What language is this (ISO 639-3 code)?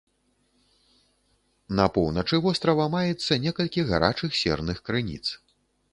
bel